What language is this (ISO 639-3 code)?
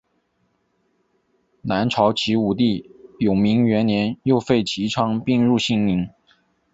zho